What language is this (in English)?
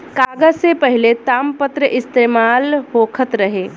Bhojpuri